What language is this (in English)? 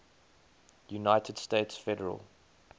English